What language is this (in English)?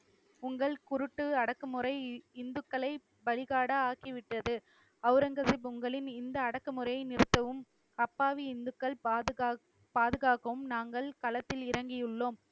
Tamil